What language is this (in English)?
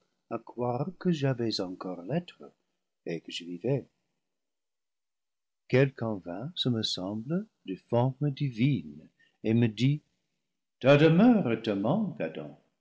French